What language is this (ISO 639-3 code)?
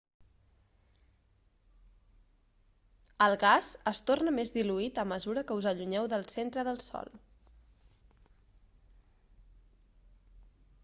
cat